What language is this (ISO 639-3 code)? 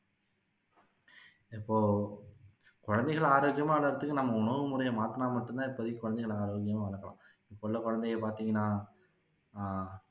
tam